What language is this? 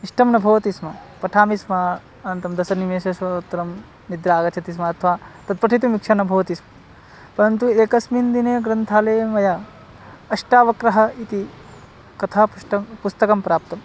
Sanskrit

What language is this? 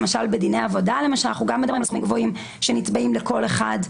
Hebrew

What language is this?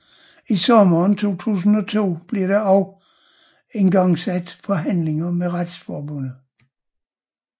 Danish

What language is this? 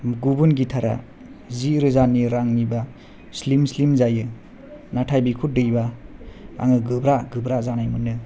Bodo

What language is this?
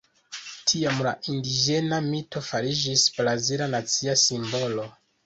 Esperanto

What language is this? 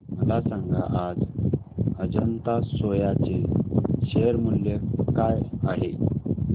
Marathi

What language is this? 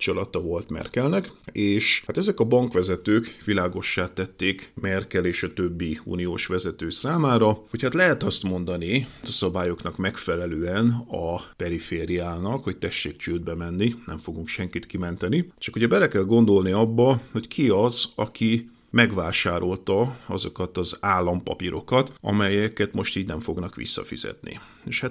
Hungarian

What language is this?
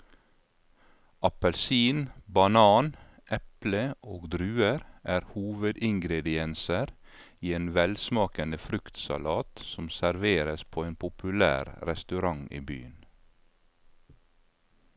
Norwegian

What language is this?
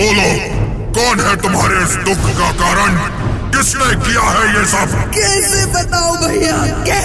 Hindi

